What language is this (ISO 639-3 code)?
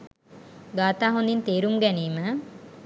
sin